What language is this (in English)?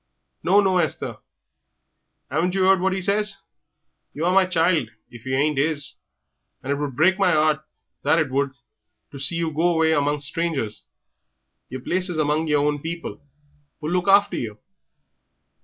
English